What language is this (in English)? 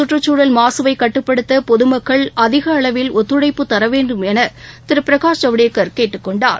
Tamil